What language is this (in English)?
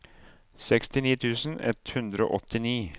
Norwegian